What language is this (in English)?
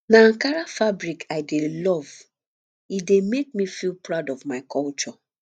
Nigerian Pidgin